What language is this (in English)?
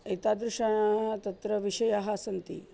Sanskrit